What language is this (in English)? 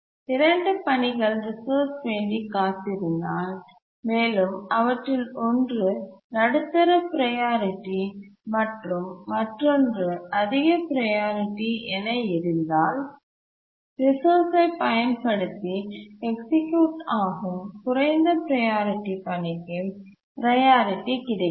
Tamil